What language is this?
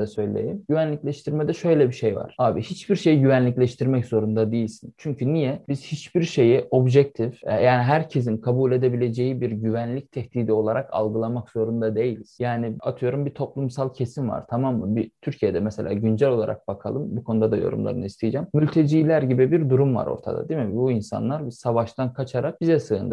Turkish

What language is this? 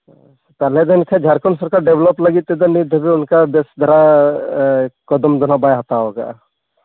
Santali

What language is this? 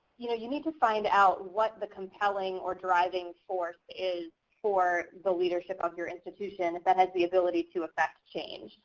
English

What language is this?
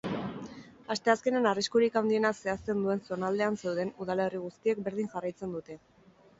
Basque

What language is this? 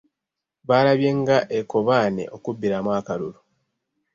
Ganda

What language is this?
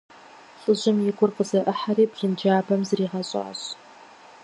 Kabardian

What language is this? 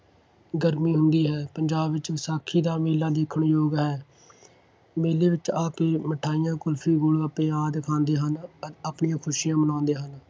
Punjabi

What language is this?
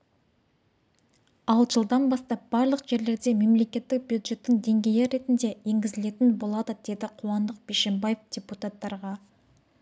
Kazakh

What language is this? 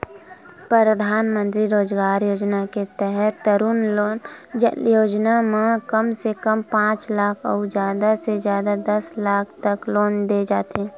Chhattisgarhi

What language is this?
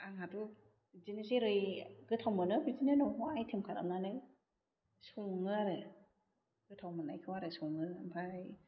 Bodo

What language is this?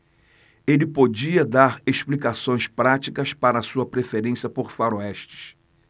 Portuguese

